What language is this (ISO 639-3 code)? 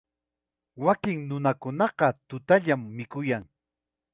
qxa